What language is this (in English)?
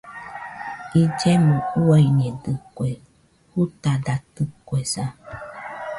Nüpode Huitoto